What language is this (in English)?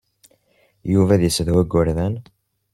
Kabyle